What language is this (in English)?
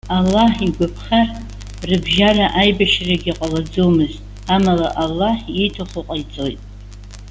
Abkhazian